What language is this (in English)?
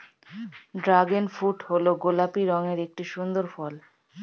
Bangla